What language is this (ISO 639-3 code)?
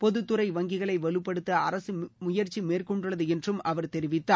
tam